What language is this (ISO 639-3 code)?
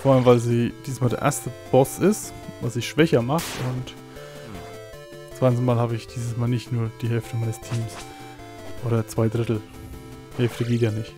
deu